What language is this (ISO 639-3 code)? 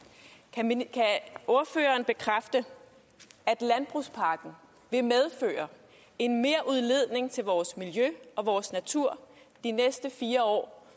dan